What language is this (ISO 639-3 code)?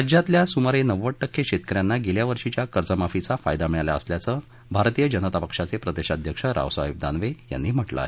mar